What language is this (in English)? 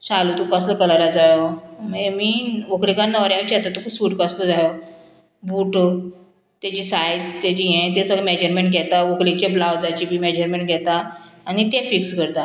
Konkani